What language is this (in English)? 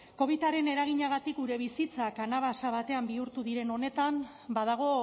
Basque